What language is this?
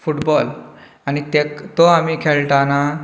Konkani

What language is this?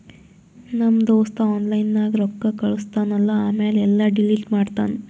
Kannada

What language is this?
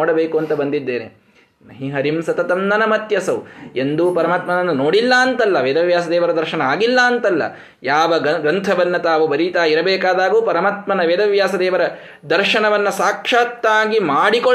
Kannada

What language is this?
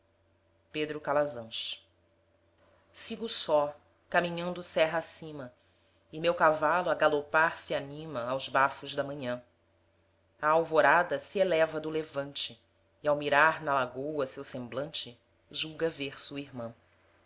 Portuguese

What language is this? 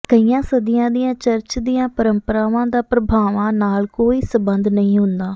Punjabi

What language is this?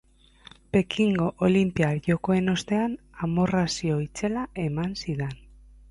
Basque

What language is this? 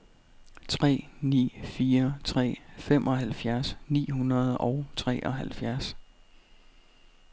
Danish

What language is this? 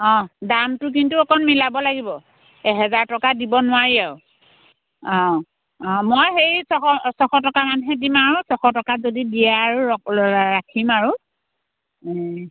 Assamese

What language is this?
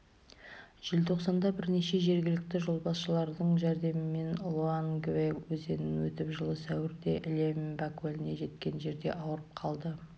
Kazakh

